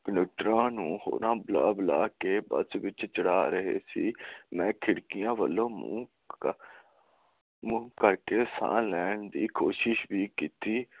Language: Punjabi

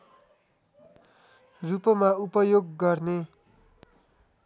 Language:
Nepali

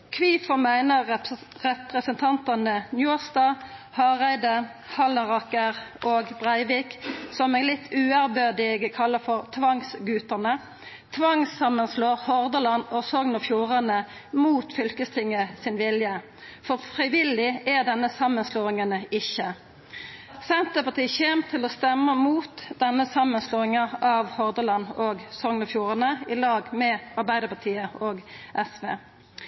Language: Norwegian Nynorsk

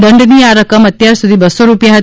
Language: Gujarati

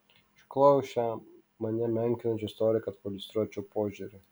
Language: Lithuanian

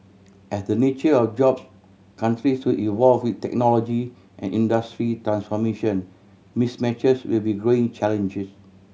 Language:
English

